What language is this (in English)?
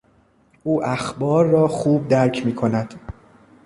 Persian